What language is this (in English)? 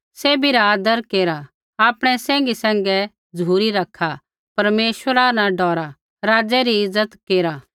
Kullu Pahari